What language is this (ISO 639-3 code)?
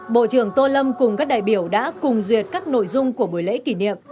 vie